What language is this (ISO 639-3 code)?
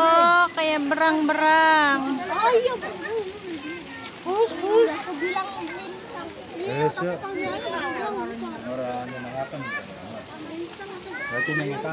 ind